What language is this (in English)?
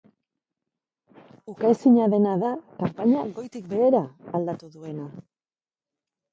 Basque